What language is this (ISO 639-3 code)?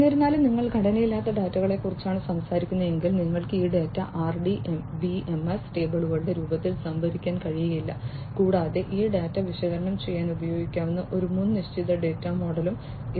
mal